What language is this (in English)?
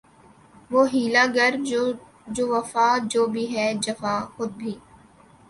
Urdu